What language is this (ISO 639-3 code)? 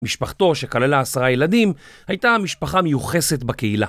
heb